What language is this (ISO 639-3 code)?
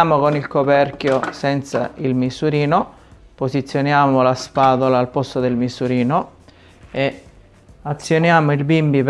ita